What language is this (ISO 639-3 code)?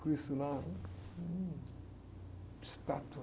por